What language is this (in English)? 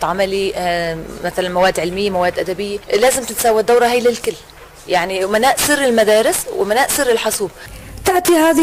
Arabic